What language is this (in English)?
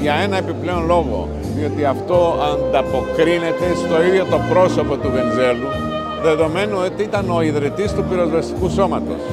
Greek